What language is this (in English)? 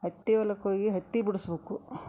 Kannada